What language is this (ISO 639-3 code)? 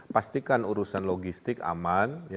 ind